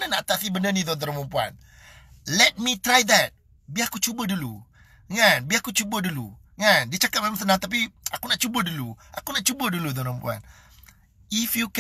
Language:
Malay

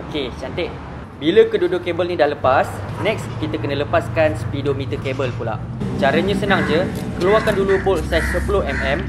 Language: Malay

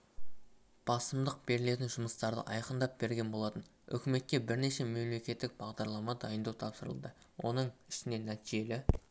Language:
Kazakh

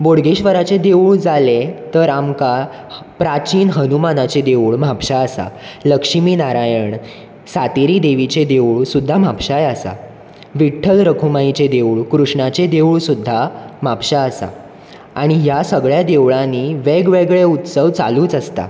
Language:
Konkani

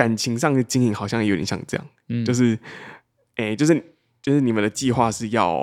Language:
Chinese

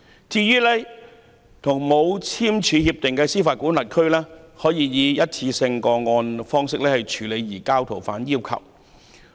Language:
Cantonese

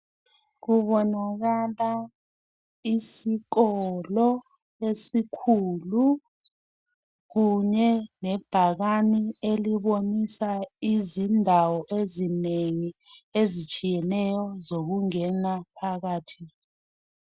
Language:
North Ndebele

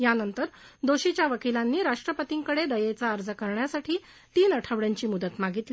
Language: Marathi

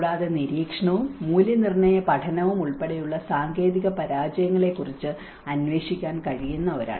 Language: Malayalam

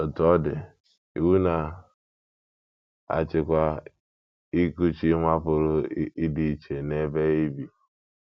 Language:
Igbo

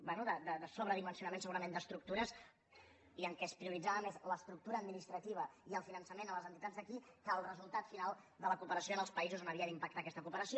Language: Catalan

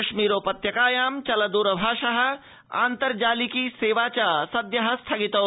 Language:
Sanskrit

